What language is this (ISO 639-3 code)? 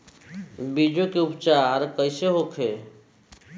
bho